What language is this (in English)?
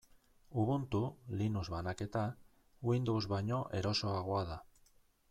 Basque